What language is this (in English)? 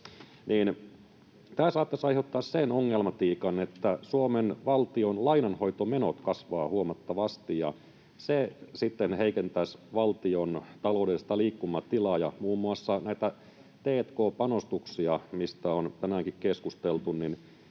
Finnish